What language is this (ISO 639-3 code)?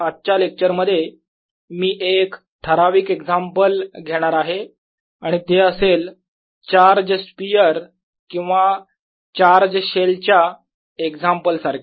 mar